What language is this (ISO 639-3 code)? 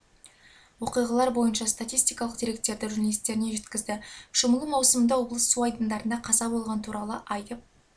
kaz